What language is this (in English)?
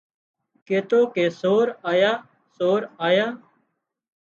Wadiyara Koli